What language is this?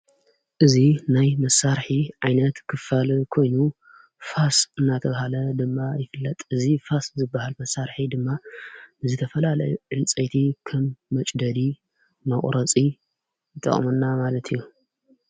Tigrinya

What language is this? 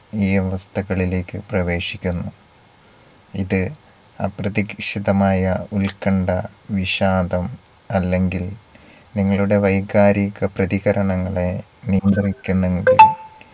Malayalam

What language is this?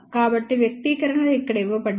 Telugu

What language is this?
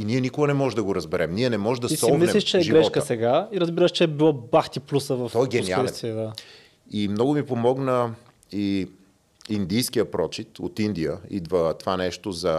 Bulgarian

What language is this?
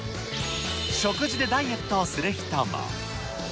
Japanese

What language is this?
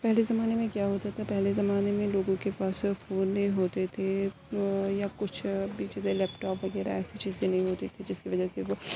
Urdu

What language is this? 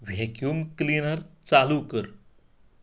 Konkani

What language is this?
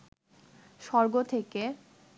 Bangla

